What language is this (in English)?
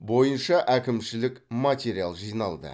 Kazakh